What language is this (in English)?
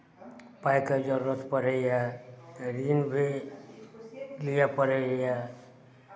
Maithili